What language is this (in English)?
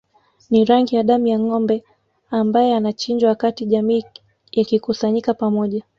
Swahili